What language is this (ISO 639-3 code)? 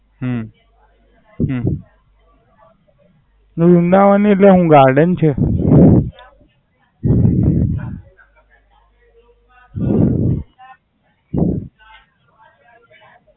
guj